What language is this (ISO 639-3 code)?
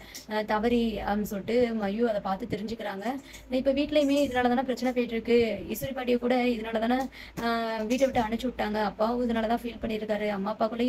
tam